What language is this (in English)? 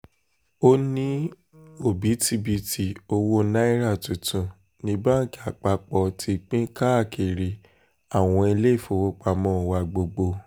Yoruba